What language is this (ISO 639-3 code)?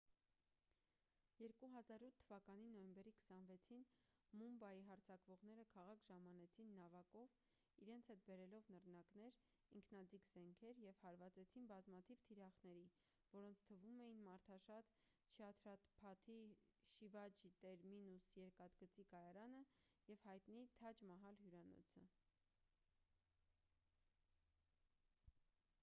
hye